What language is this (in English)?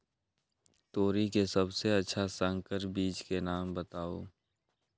Magahi